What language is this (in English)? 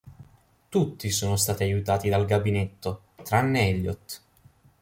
Italian